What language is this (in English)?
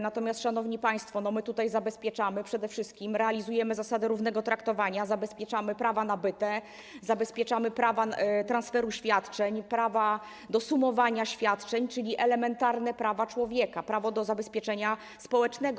Polish